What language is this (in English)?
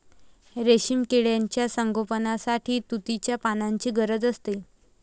Marathi